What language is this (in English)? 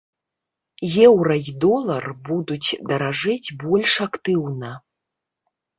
Belarusian